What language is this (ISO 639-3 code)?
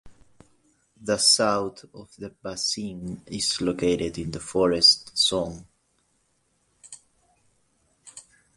eng